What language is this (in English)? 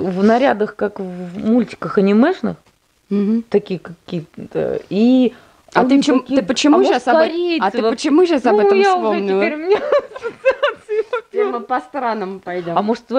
Russian